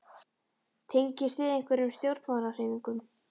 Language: Icelandic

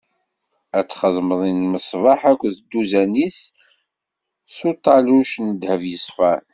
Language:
Kabyle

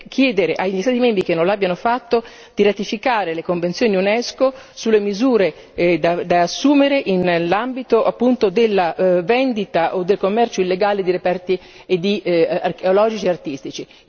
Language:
Italian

